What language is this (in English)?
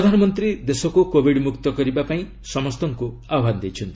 Odia